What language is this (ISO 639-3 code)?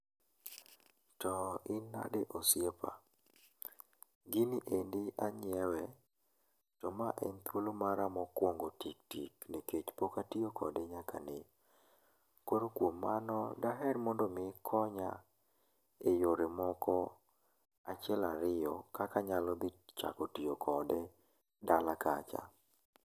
luo